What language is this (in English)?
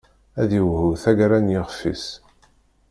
Kabyle